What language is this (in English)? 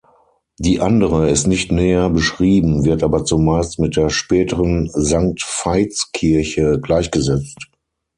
German